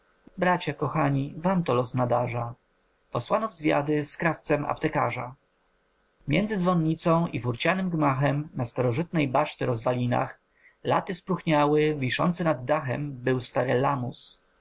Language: Polish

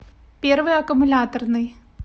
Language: Russian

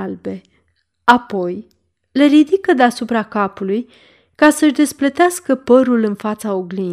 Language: Romanian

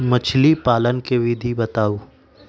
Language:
Magahi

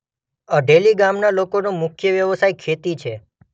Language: Gujarati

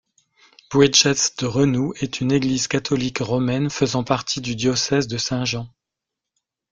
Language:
French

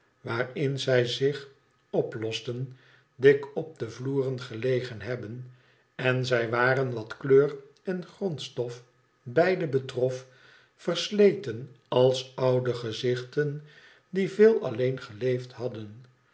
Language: Dutch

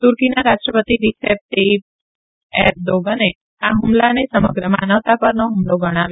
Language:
Gujarati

